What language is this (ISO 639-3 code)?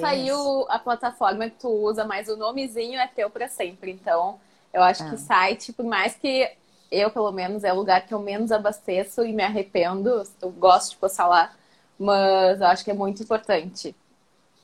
por